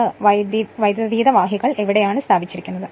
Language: Malayalam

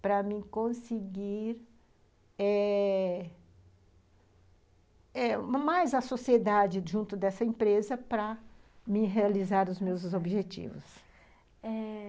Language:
Portuguese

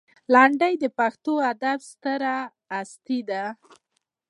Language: Pashto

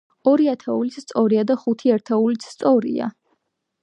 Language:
Georgian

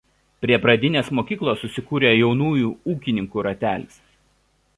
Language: Lithuanian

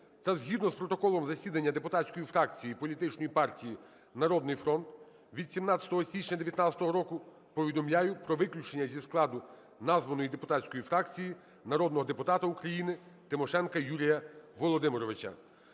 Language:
Ukrainian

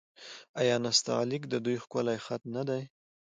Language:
Pashto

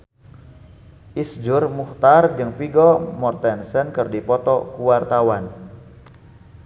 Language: Sundanese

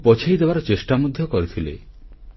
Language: Odia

